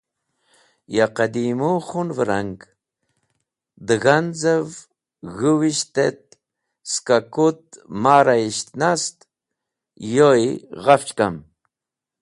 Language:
Wakhi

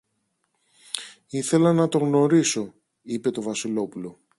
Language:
Greek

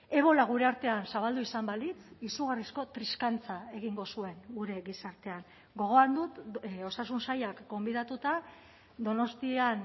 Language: Basque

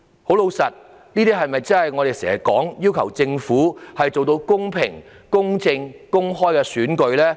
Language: Cantonese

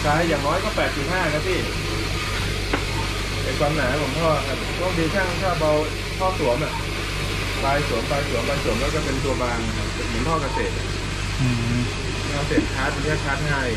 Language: Thai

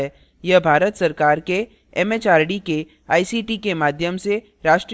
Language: Hindi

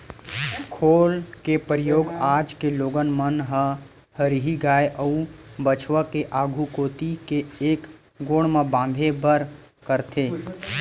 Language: Chhattisgarhi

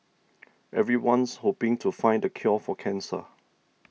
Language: English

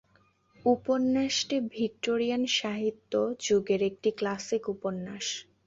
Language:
Bangla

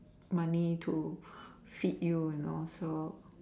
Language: English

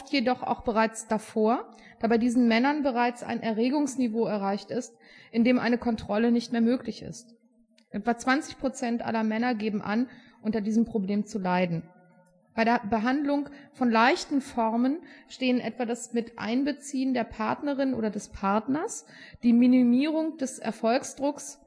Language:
German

